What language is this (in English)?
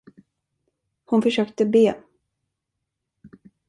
Swedish